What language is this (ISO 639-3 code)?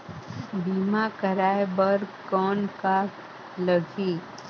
hne